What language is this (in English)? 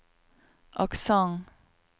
Norwegian